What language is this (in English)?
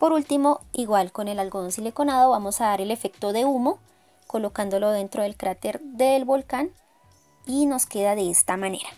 Spanish